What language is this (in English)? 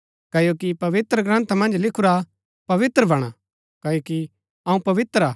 Gaddi